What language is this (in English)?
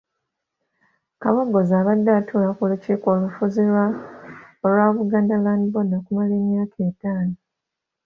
Ganda